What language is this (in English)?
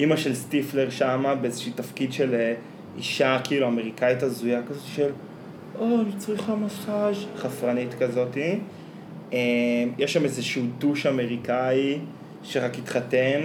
Hebrew